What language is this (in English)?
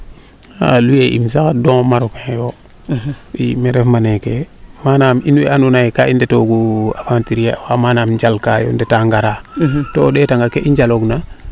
Serer